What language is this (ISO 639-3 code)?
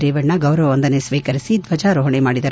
kan